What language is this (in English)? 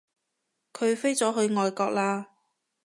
Cantonese